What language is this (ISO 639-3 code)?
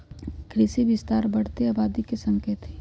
mag